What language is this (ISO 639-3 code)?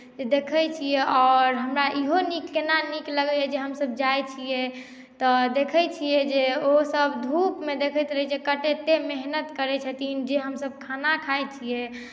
mai